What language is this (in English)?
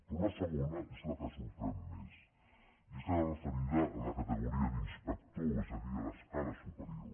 Catalan